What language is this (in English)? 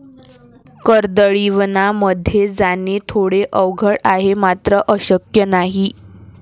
Marathi